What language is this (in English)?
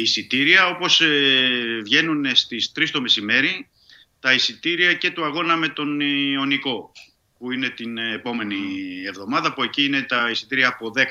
Greek